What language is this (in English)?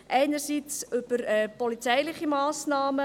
Swiss German